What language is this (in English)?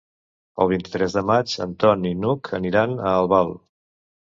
Catalan